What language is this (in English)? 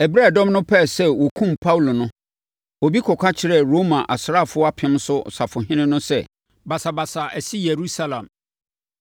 Akan